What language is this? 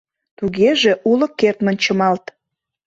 Mari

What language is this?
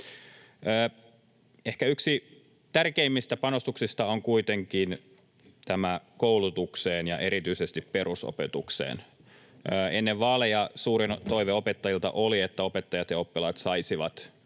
Finnish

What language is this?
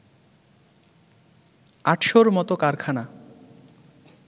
Bangla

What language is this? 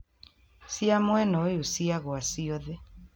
Kikuyu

